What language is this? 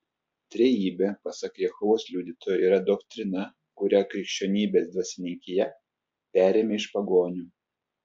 Lithuanian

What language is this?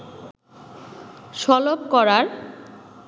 Bangla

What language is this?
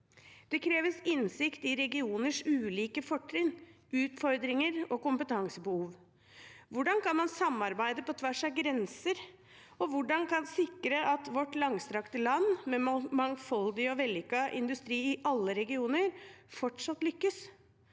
Norwegian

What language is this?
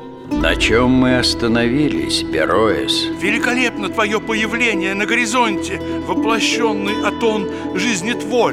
Russian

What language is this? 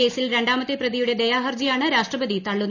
Malayalam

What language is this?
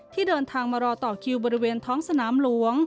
Thai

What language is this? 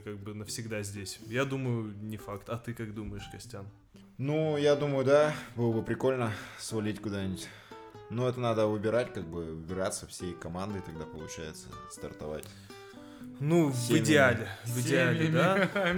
Russian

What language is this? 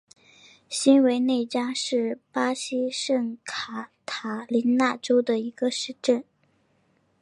Chinese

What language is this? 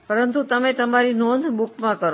Gujarati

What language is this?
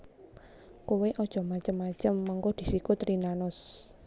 Javanese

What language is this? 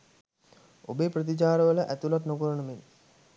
Sinhala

